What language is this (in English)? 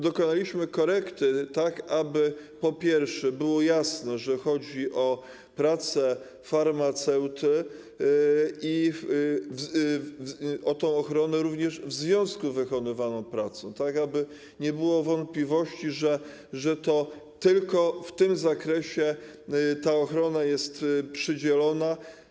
Polish